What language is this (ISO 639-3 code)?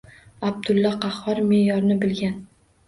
uzb